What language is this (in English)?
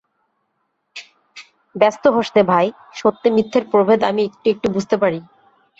Bangla